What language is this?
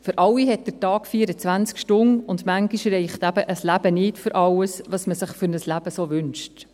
Swiss German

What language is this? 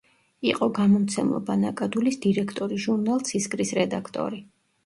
Georgian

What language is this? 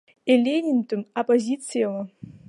Abkhazian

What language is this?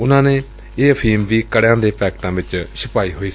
Punjabi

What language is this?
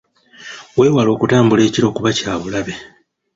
Ganda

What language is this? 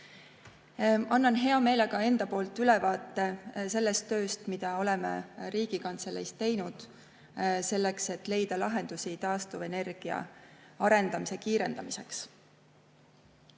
Estonian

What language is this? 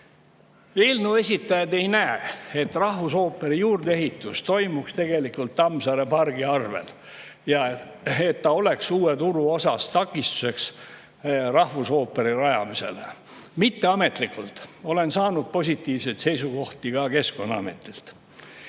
Estonian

